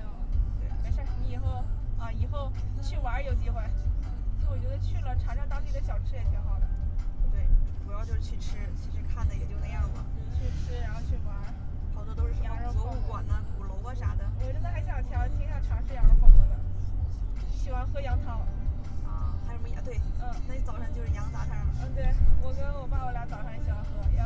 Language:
Chinese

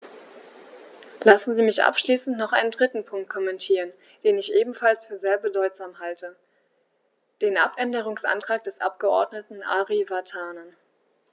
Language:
German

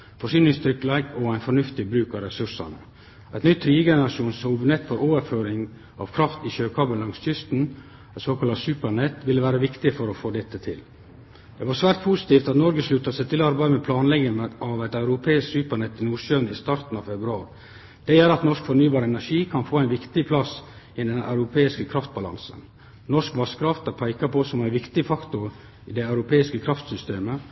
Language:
Norwegian Nynorsk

